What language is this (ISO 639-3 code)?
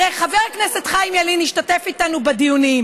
heb